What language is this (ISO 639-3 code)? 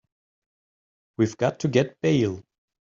eng